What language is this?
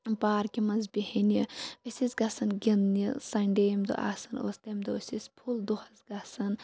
Kashmiri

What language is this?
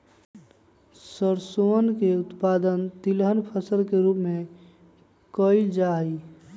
Magahi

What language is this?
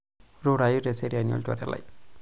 Masai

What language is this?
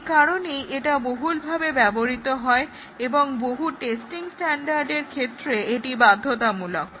Bangla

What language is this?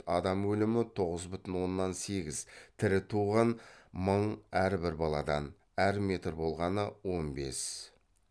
Kazakh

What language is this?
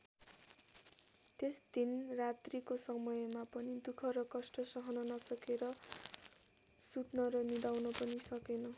Nepali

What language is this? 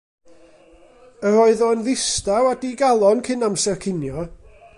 Welsh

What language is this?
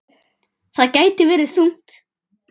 Icelandic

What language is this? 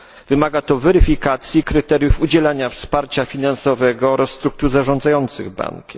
Polish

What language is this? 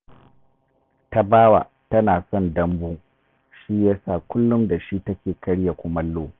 Hausa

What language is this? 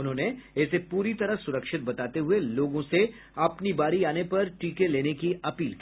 Hindi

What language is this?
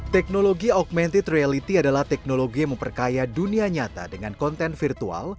Indonesian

